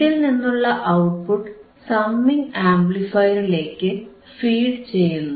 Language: Malayalam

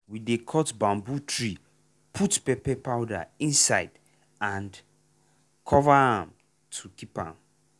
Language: Nigerian Pidgin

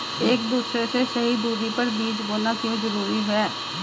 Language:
Hindi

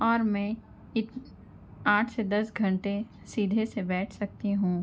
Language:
Urdu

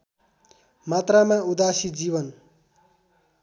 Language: Nepali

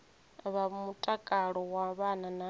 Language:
Venda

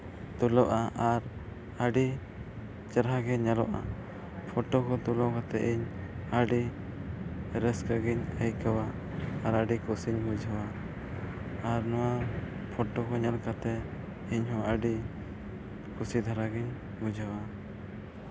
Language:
Santali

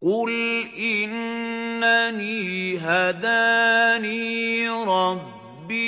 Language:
Arabic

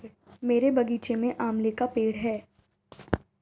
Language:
Hindi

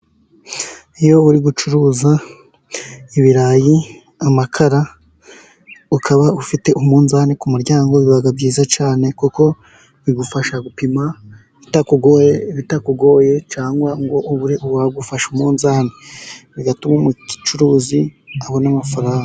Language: Kinyarwanda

